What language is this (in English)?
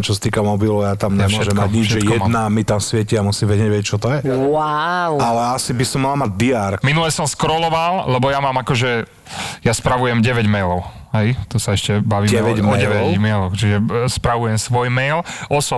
Slovak